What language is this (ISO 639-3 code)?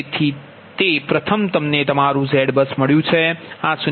guj